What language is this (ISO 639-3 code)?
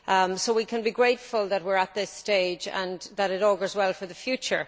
eng